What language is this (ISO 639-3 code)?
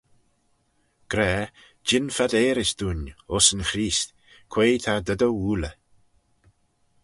glv